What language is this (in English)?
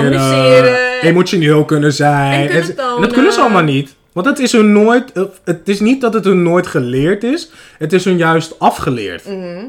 Dutch